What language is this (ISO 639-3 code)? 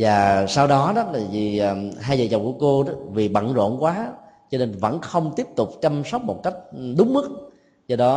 vie